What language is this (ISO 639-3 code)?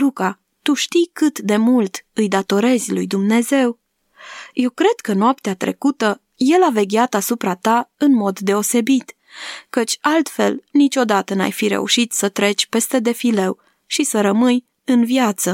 ron